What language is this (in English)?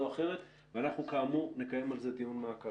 Hebrew